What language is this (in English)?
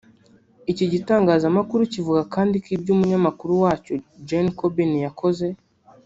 Kinyarwanda